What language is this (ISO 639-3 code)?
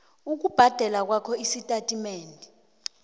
nbl